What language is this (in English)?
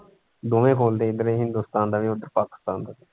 Punjabi